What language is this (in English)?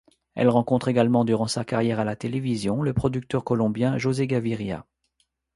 French